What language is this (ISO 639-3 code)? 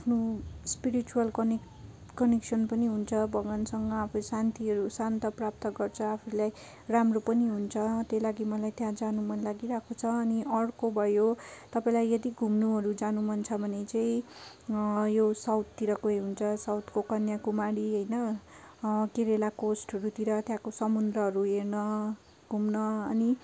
nep